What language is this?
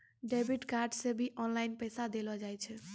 Maithili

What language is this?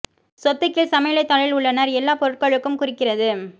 Tamil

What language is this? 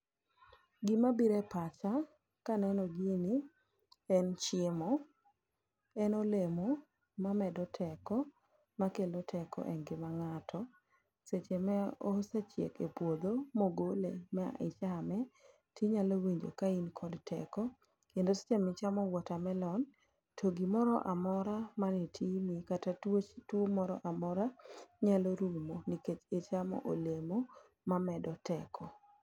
Luo (Kenya and Tanzania)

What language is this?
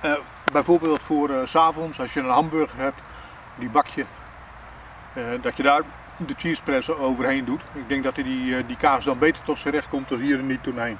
Dutch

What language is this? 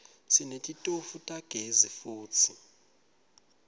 Swati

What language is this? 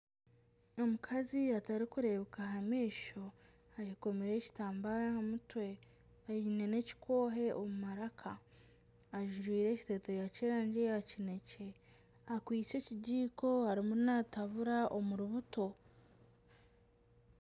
Nyankole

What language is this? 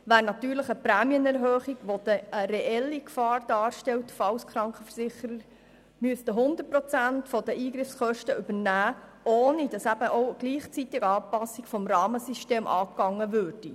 Swiss German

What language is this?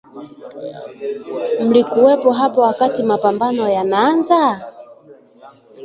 Swahili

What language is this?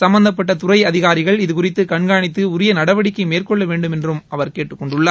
Tamil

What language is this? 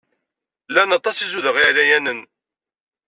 Kabyle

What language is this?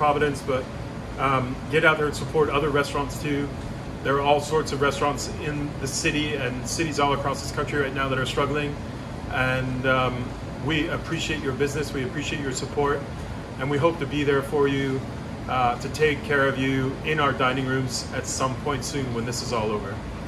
English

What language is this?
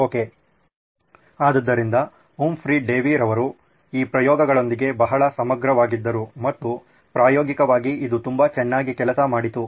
Kannada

